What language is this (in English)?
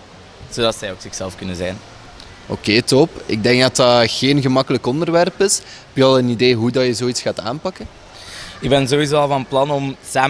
Dutch